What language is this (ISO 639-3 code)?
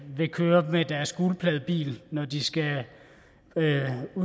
dan